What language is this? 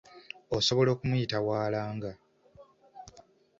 Ganda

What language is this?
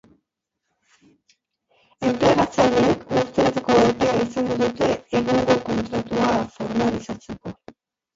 Basque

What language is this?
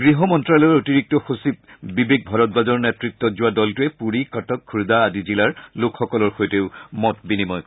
Assamese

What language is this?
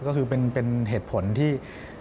Thai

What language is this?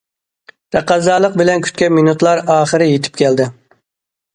Uyghur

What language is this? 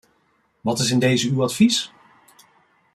Dutch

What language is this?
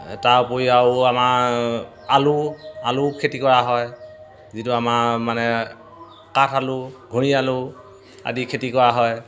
Assamese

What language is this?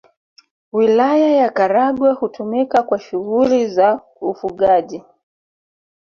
Swahili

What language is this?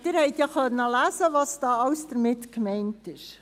Swiss German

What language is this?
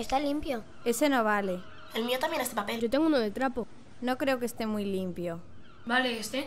Spanish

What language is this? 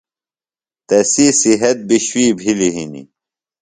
Phalura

